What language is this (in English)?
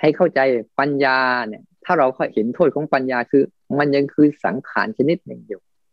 Thai